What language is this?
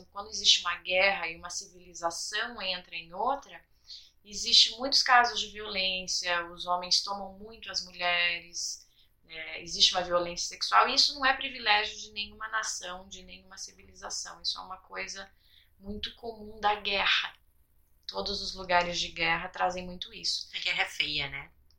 Portuguese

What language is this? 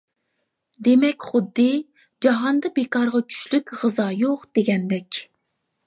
Uyghur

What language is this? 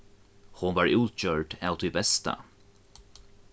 Faroese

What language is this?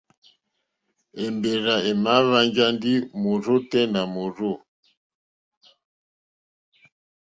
Mokpwe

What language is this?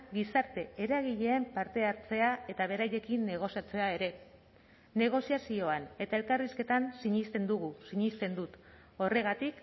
Basque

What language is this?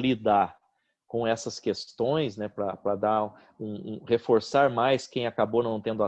Portuguese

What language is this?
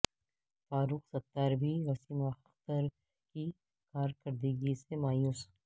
Urdu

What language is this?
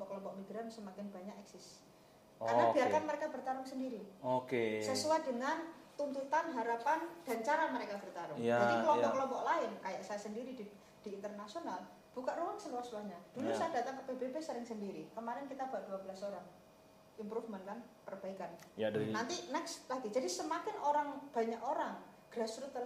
Indonesian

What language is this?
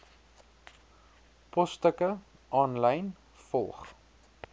Afrikaans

